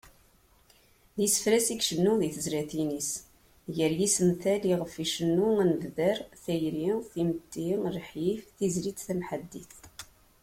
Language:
Kabyle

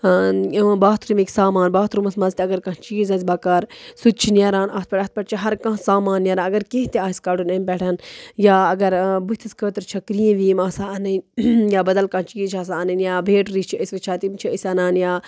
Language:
Kashmiri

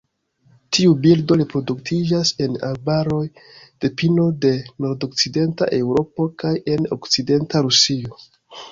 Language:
Esperanto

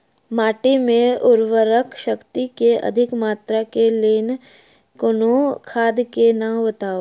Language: Maithili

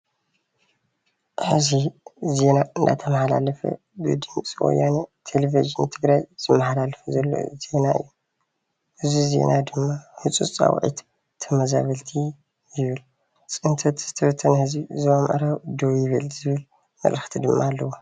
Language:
Tigrinya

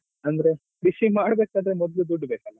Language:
Kannada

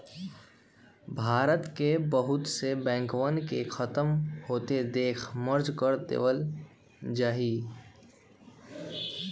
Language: Magahi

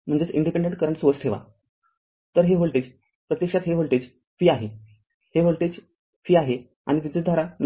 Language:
Marathi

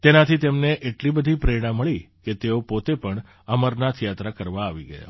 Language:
Gujarati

